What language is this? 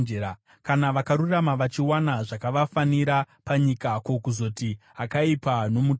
Shona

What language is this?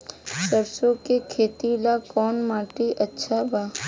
Bhojpuri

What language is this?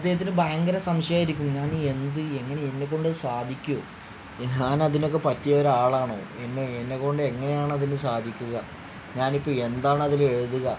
Malayalam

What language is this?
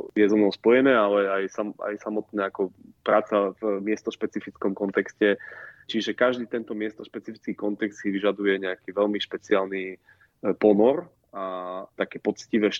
Slovak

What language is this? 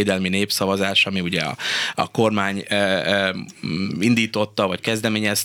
Hungarian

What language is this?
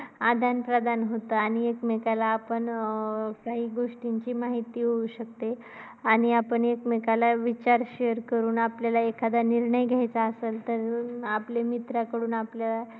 Marathi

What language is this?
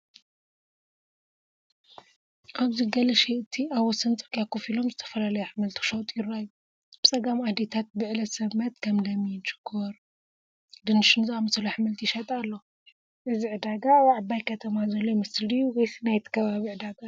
Tigrinya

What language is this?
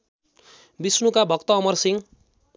Nepali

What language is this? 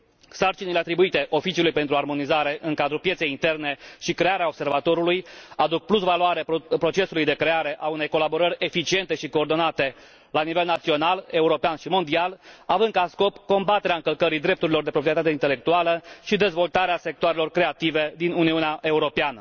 Romanian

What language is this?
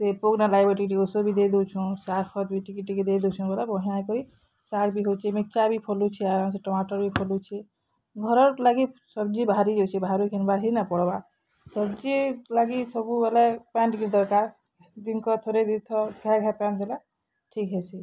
Odia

